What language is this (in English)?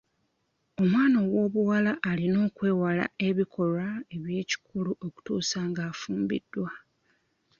Ganda